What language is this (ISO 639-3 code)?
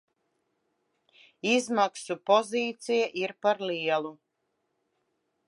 lav